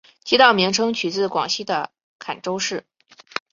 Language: Chinese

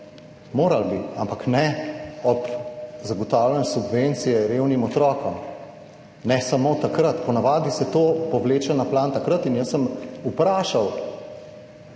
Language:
Slovenian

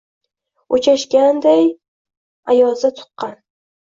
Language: Uzbek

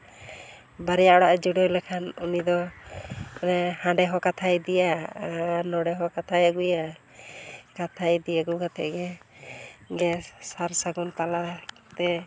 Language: Santali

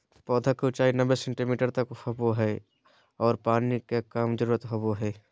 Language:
Magahi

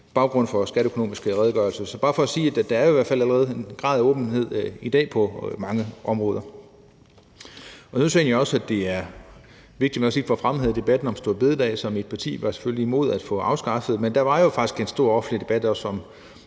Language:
Danish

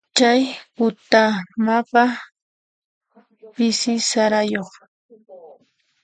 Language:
Puno Quechua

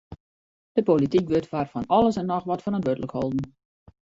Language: Western Frisian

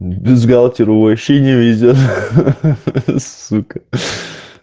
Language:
Russian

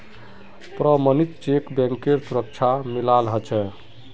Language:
Magahi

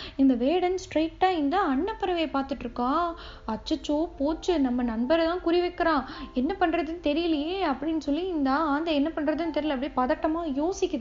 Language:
Tamil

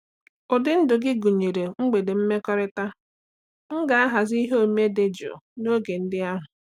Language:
Igbo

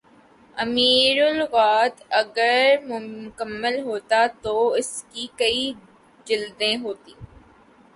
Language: Urdu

